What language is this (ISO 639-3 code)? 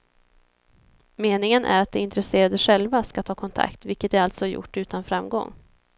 swe